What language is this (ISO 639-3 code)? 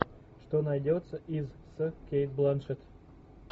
rus